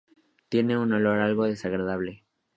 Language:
Spanish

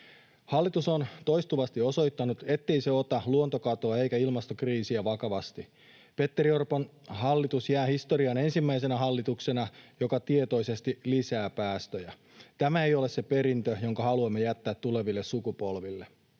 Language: Finnish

